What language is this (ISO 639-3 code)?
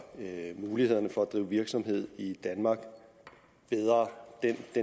dan